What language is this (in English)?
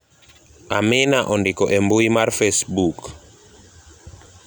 Luo (Kenya and Tanzania)